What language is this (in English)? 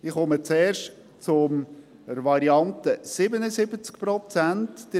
Swiss German